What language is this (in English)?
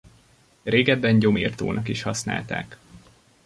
Hungarian